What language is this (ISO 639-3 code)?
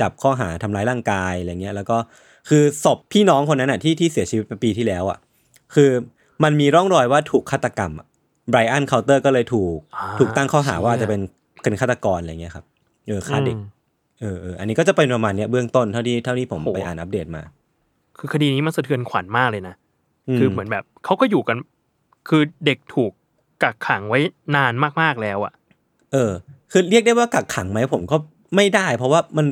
tha